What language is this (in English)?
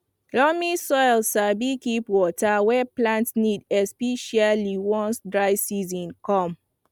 Nigerian Pidgin